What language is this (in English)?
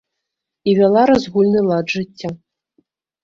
Belarusian